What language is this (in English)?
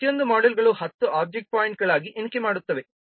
Kannada